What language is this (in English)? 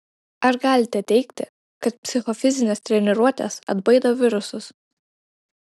Lithuanian